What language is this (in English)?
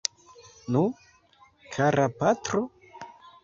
Esperanto